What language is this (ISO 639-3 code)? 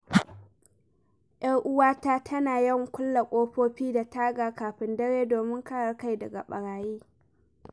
hau